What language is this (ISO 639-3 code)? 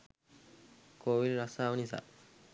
sin